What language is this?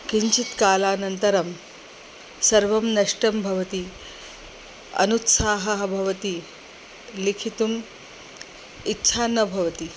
Sanskrit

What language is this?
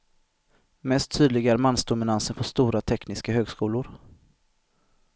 Swedish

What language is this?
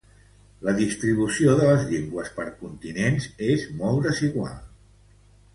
Catalan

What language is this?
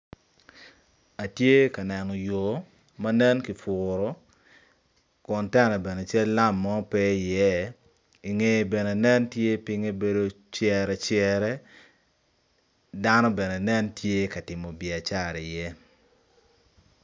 Acoli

